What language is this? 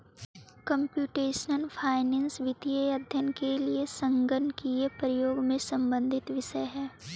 Magahi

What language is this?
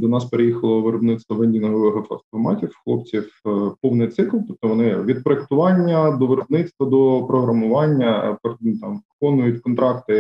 Ukrainian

